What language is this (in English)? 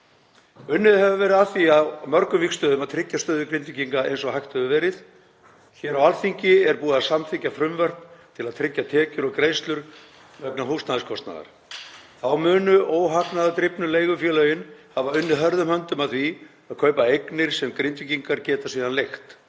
Icelandic